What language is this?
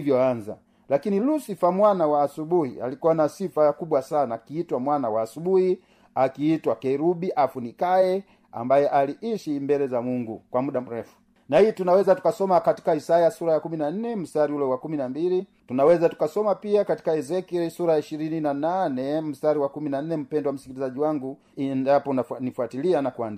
Swahili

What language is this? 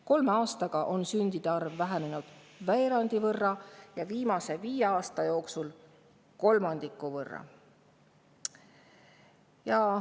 Estonian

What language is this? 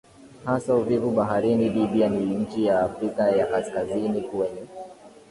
Swahili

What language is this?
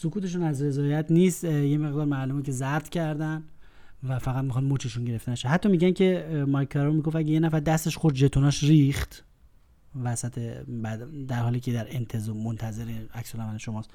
Persian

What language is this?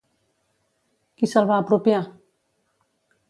Catalan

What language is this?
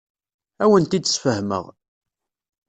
Kabyle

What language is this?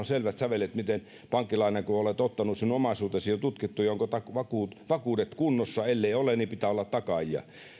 Finnish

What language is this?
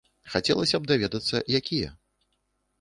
Belarusian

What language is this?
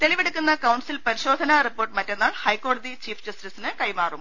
Malayalam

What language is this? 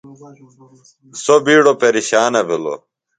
Phalura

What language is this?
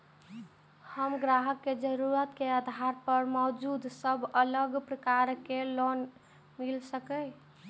Maithili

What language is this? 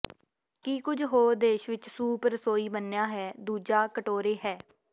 Punjabi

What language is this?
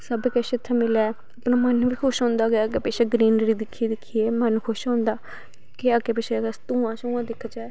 Dogri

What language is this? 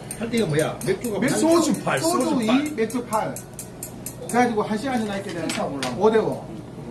Korean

